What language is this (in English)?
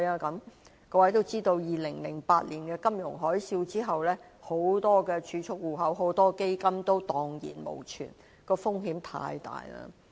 Cantonese